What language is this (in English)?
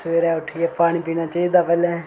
Dogri